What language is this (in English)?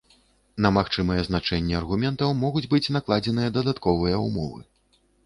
Belarusian